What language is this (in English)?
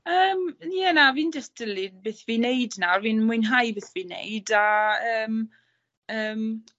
Welsh